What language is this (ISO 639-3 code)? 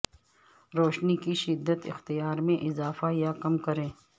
urd